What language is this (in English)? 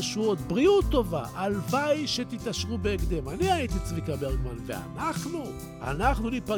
Hebrew